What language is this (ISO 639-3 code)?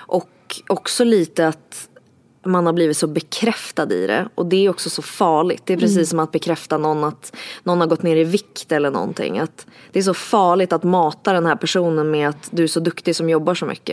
swe